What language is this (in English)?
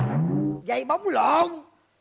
Vietnamese